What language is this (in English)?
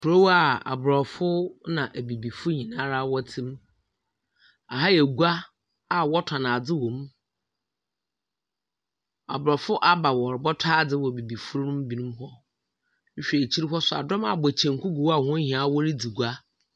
Akan